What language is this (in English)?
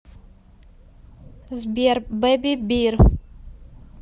Russian